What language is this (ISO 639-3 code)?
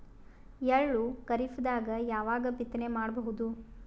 kan